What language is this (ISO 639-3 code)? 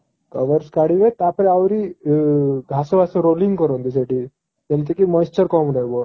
ori